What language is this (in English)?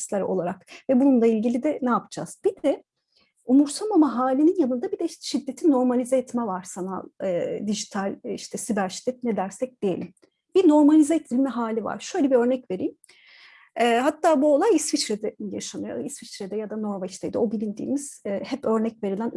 Turkish